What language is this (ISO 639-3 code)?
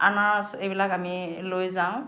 asm